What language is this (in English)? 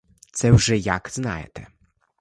Ukrainian